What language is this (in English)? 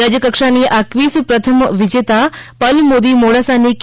Gujarati